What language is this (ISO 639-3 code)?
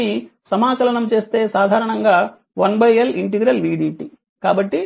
tel